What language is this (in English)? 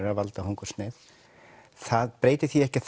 Icelandic